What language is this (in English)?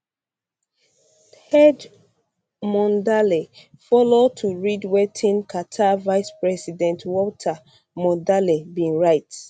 Nigerian Pidgin